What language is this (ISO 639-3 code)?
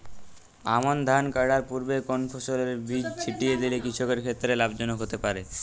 ben